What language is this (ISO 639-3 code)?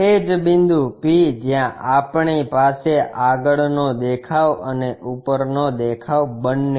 guj